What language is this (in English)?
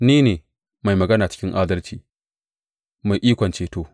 Hausa